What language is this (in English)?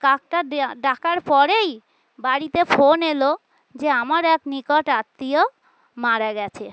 Bangla